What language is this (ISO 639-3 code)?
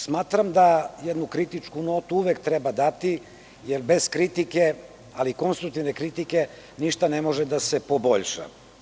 srp